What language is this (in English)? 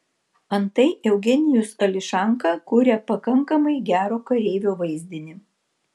Lithuanian